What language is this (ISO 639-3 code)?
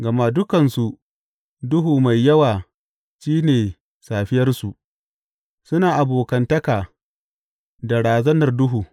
hau